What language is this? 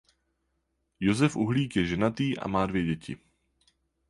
Czech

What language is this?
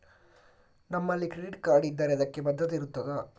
Kannada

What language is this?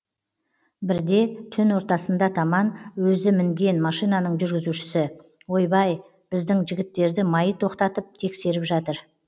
Kazakh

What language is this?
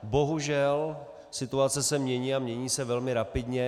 Czech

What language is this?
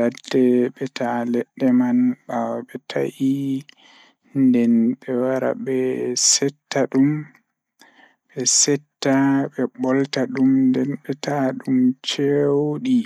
Fula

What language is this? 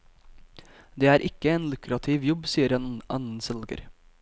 Norwegian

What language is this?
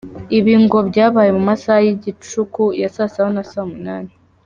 Kinyarwanda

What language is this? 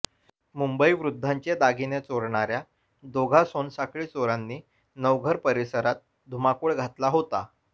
Marathi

